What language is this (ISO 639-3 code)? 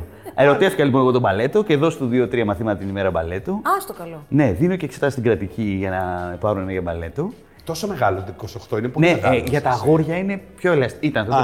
ell